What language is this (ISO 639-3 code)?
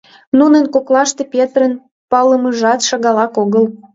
chm